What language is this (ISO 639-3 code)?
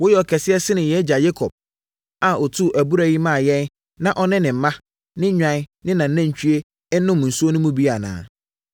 aka